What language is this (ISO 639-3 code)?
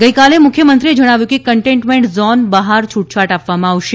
guj